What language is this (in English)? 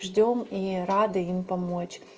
Russian